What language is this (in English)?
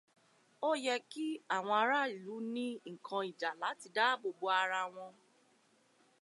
Yoruba